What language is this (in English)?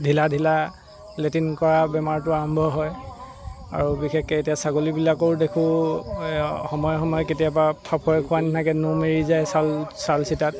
Assamese